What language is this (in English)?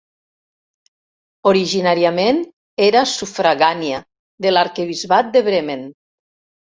Catalan